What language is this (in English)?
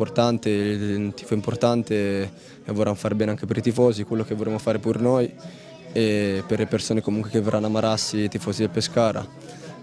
Italian